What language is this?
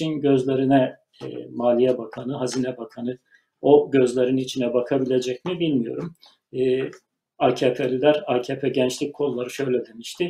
Turkish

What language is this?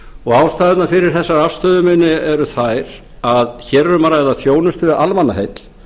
Icelandic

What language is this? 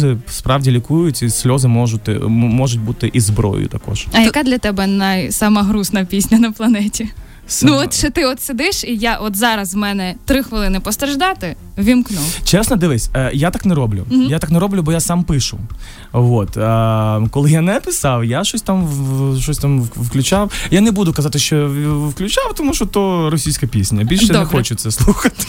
Ukrainian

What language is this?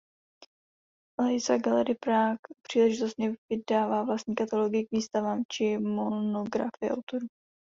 Czech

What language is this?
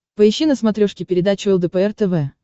Russian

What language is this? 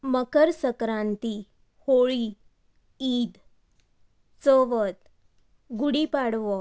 Konkani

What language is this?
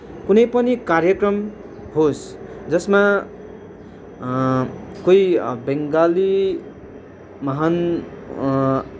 Nepali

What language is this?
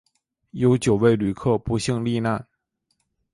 Chinese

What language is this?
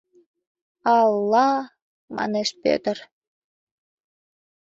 Mari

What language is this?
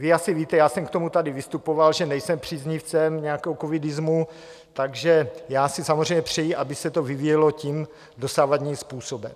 Czech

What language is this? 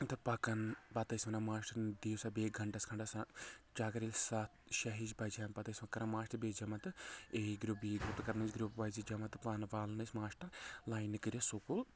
Kashmiri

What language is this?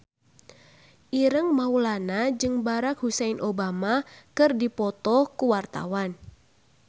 Sundanese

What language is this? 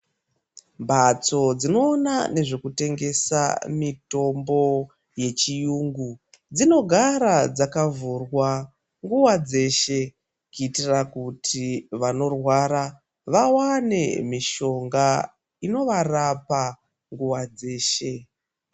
Ndau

